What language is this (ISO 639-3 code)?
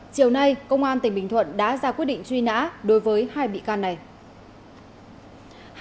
vie